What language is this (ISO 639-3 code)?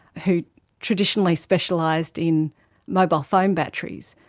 eng